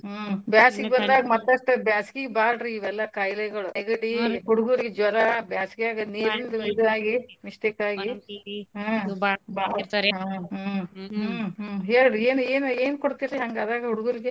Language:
Kannada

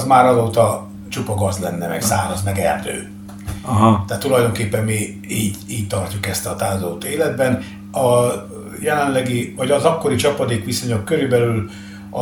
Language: Hungarian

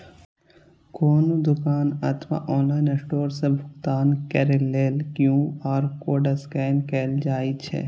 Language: Maithili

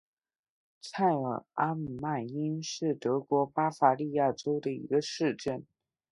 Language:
Chinese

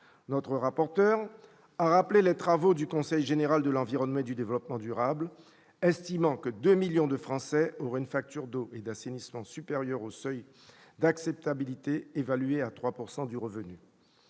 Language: French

